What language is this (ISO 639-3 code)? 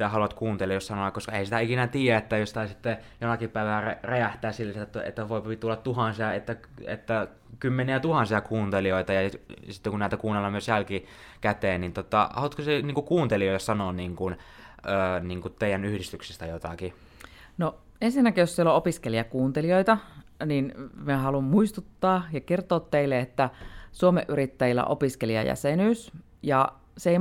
fin